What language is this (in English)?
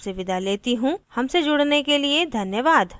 Hindi